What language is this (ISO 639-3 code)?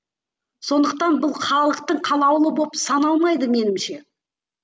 kaz